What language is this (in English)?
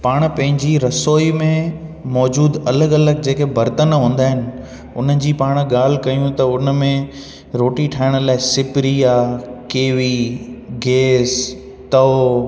Sindhi